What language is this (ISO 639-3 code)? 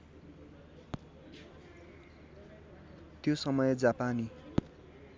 nep